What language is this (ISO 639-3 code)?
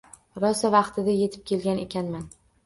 uzb